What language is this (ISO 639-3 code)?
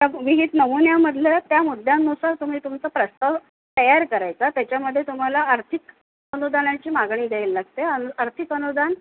mar